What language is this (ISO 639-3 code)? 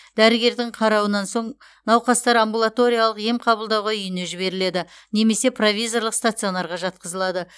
kaz